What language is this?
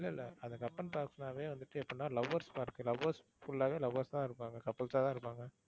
Tamil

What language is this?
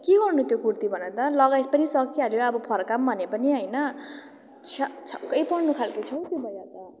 Nepali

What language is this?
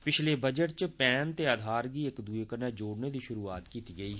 Dogri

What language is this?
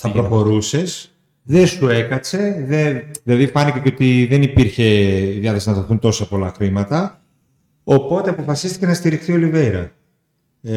Greek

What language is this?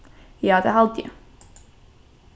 Faroese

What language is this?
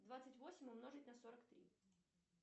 Russian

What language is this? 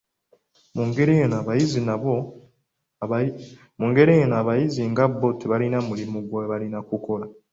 Ganda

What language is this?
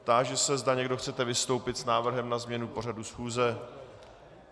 Czech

